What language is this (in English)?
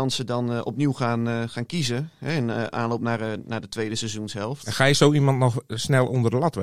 Dutch